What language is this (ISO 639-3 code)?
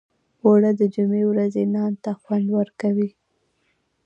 pus